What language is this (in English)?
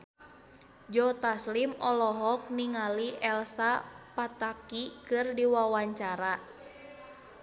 Sundanese